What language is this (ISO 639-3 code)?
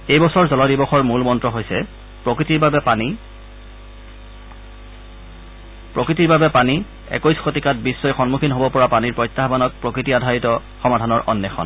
asm